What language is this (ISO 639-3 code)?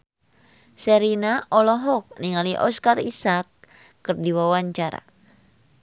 sun